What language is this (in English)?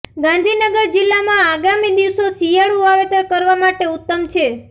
Gujarati